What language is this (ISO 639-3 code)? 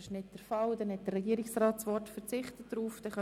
gsw